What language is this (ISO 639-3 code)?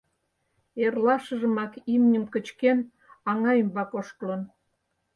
chm